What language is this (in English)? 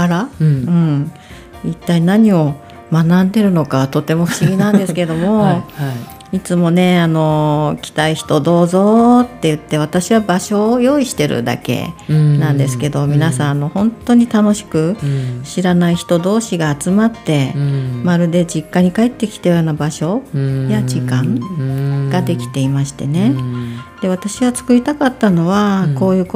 Japanese